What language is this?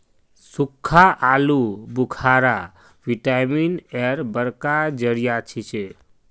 Magahi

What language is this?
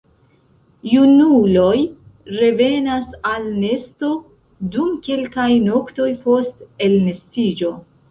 Esperanto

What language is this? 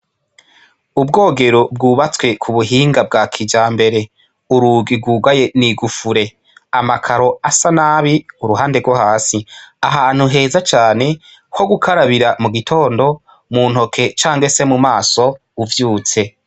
Rundi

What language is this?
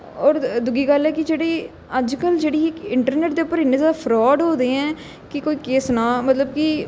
Dogri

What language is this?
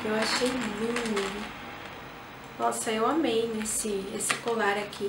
Portuguese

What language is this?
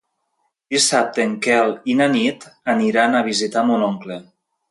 Catalan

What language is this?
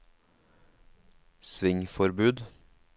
Norwegian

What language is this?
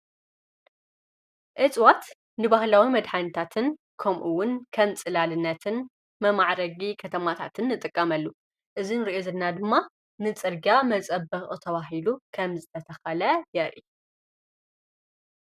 Tigrinya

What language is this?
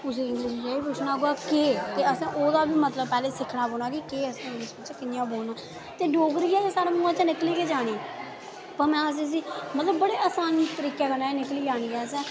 Dogri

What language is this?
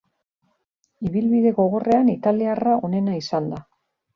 Basque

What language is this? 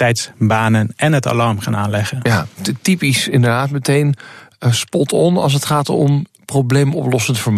Dutch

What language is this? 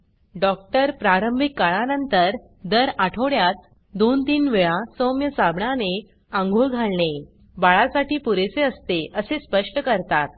Marathi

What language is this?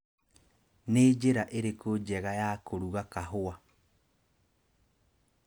Kikuyu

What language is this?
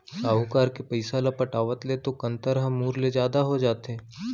Chhattisgarhi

